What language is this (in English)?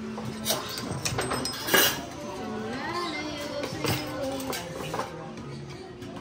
Filipino